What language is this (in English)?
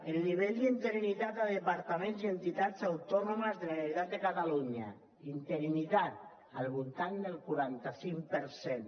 Catalan